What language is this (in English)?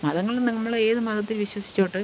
Malayalam